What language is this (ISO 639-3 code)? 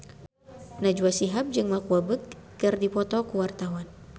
sun